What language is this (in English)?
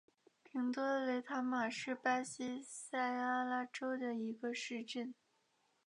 Chinese